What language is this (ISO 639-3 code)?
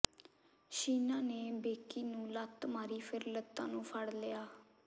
pan